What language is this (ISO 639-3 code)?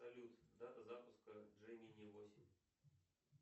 rus